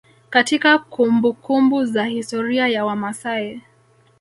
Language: Swahili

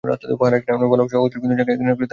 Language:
Bangla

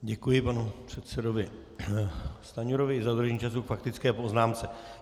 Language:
Czech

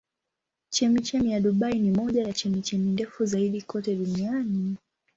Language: Swahili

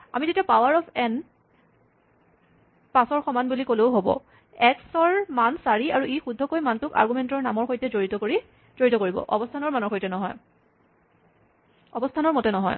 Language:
Assamese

